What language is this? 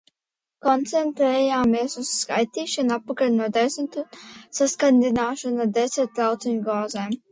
Latvian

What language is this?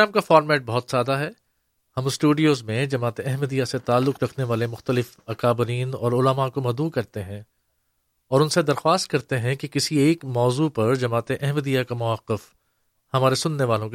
Urdu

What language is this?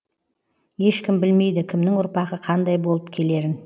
Kazakh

